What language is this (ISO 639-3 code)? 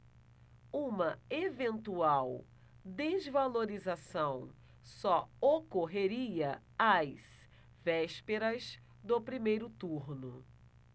por